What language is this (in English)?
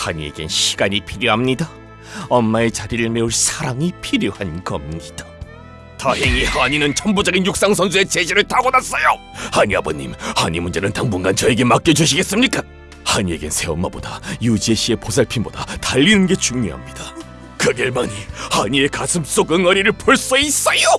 Korean